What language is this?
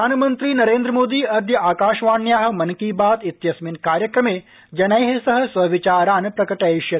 Sanskrit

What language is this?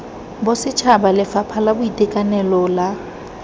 Tswana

